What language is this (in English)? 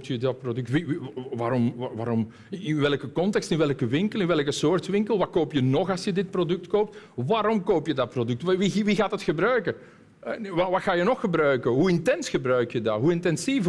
Dutch